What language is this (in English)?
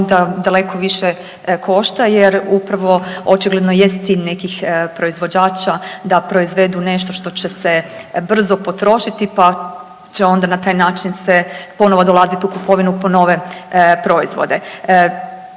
Croatian